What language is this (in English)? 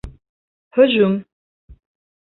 Bashkir